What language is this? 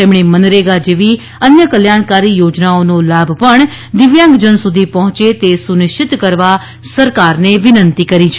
Gujarati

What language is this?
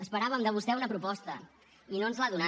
Catalan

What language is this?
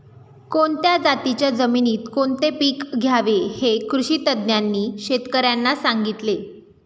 Marathi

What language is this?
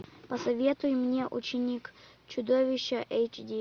Russian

